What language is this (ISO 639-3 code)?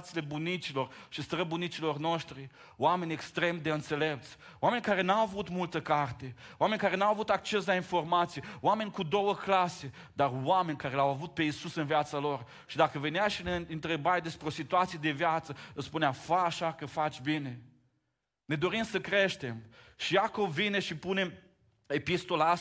ron